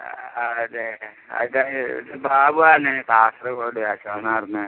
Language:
Malayalam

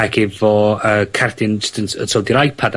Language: Welsh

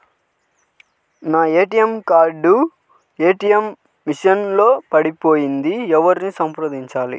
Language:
Telugu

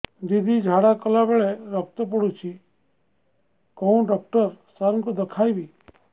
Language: Odia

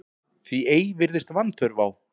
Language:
Icelandic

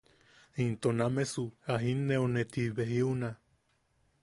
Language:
Yaqui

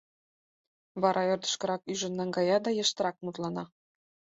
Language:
Mari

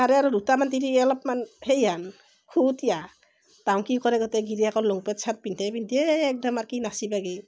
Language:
Assamese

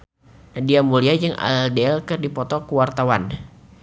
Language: Sundanese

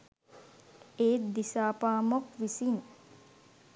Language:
Sinhala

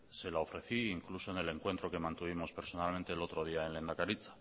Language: Spanish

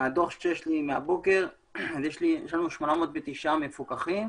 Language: Hebrew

